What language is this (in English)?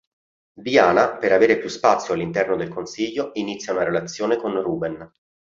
Italian